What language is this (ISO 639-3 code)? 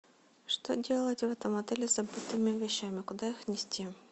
rus